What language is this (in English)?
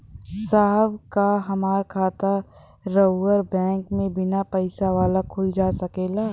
Bhojpuri